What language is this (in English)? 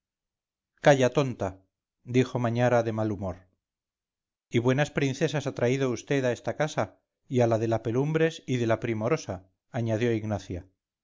Spanish